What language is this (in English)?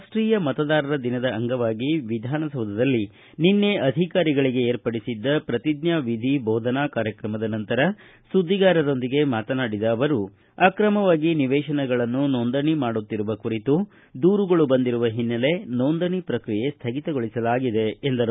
Kannada